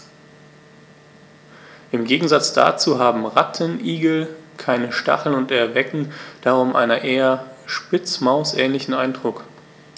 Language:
German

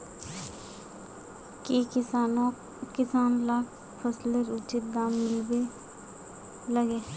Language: Magahi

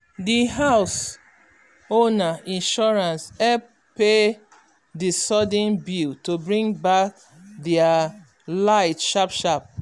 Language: Nigerian Pidgin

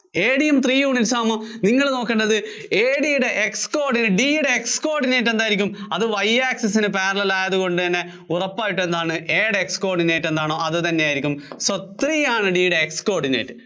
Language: Malayalam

